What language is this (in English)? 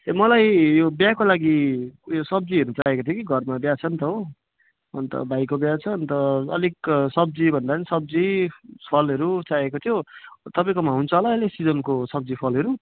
Nepali